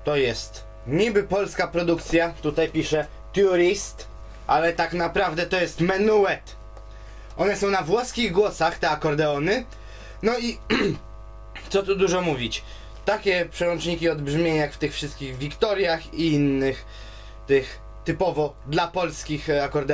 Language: Polish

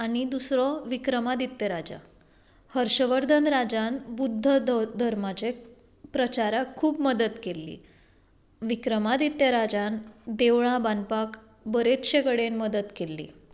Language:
Konkani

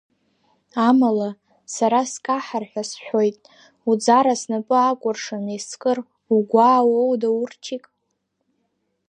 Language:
Abkhazian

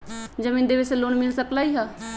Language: Magahi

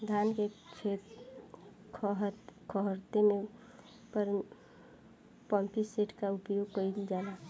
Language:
Bhojpuri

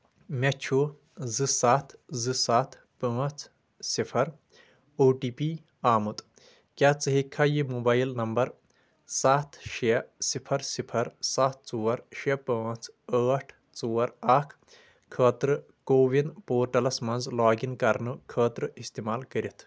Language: Kashmiri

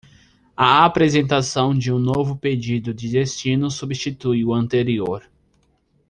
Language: Portuguese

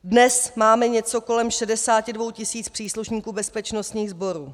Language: Czech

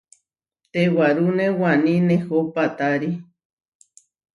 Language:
Huarijio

